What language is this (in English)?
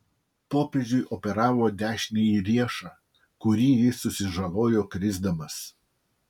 Lithuanian